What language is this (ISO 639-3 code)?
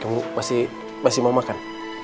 ind